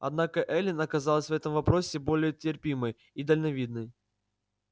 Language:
Russian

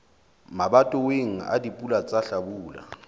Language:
Southern Sotho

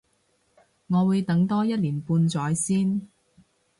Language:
Cantonese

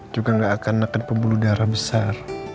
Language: Indonesian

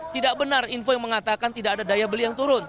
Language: Indonesian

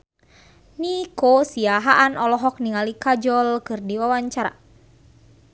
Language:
Sundanese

